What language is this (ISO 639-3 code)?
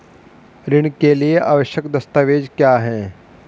hin